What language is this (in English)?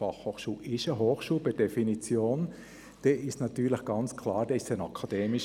Swiss German